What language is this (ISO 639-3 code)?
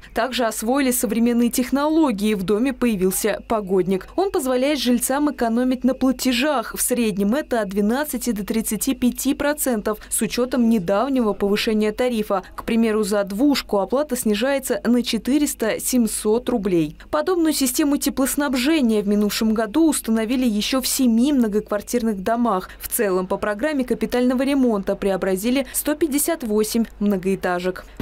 rus